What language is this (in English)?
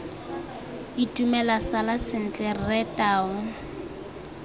Tswana